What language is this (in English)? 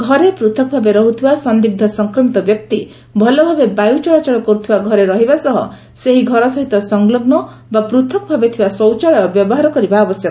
Odia